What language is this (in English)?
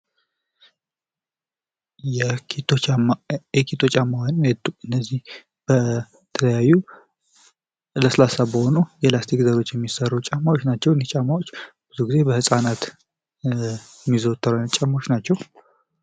Amharic